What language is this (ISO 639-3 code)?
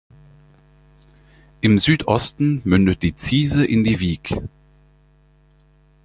deu